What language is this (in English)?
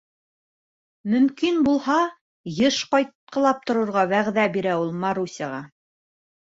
Bashkir